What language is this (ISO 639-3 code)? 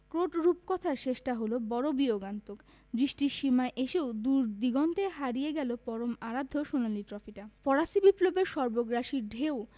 ben